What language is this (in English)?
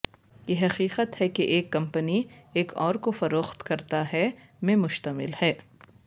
Urdu